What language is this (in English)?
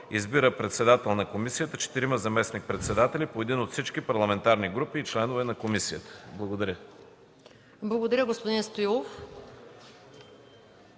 Bulgarian